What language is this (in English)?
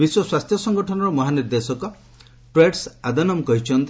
Odia